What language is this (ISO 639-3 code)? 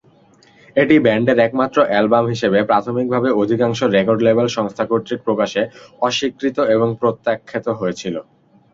ben